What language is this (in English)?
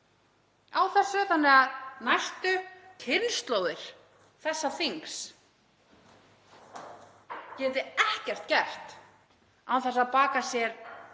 Icelandic